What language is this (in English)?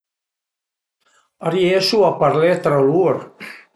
Piedmontese